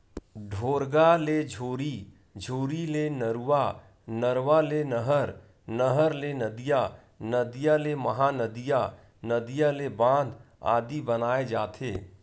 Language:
Chhattisgarhi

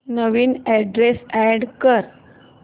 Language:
Marathi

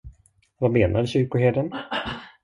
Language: Swedish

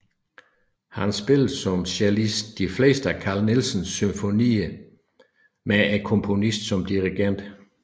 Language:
Danish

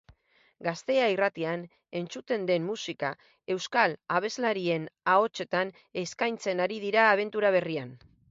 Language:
Basque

